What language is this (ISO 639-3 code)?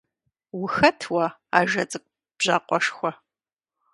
kbd